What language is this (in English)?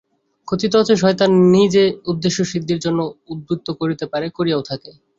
Bangla